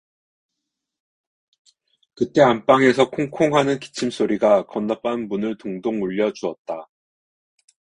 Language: Korean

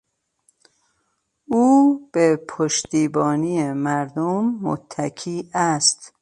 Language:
Persian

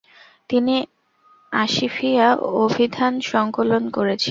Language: Bangla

